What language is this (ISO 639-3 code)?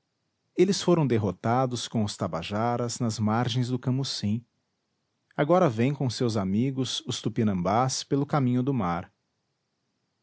por